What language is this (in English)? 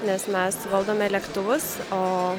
Lithuanian